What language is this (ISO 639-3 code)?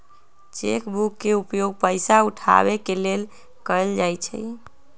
mag